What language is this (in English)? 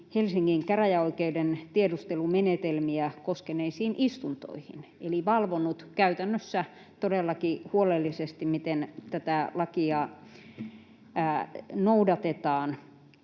Finnish